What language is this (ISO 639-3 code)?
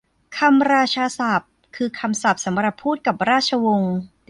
tha